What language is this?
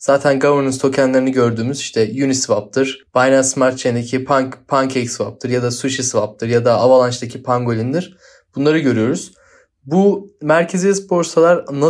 Turkish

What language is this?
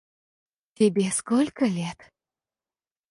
Russian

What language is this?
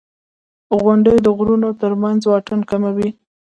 Pashto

